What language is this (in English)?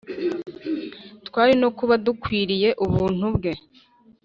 Kinyarwanda